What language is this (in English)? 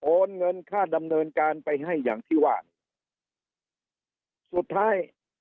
Thai